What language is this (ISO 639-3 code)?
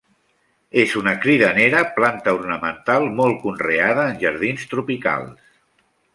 cat